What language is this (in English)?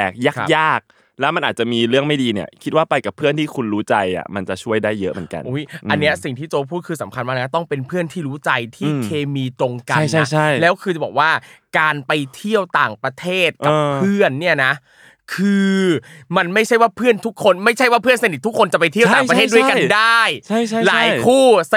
Thai